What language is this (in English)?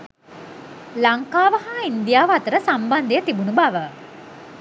Sinhala